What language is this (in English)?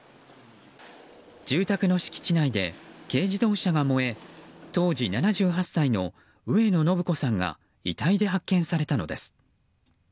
Japanese